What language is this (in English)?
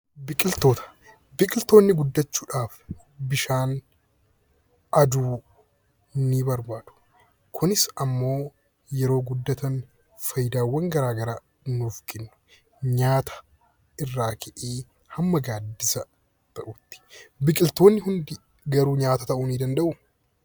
Oromo